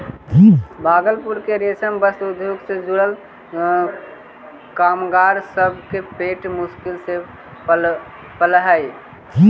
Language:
Magahi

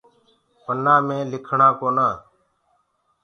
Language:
Gurgula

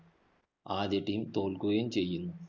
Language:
Malayalam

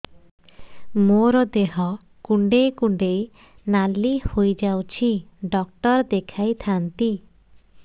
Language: Odia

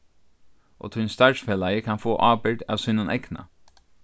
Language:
Faroese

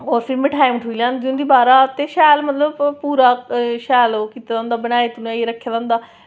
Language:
Dogri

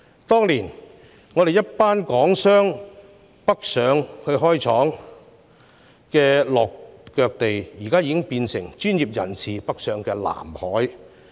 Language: Cantonese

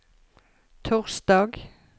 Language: Norwegian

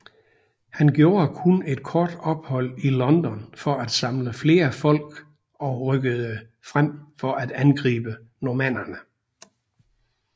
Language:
Danish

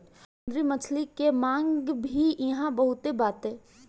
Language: Bhojpuri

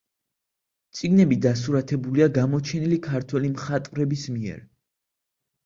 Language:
Georgian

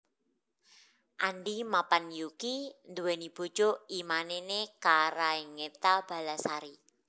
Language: Javanese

